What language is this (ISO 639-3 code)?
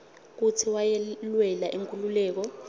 ssw